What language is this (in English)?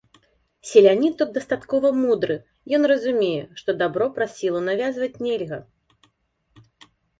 Belarusian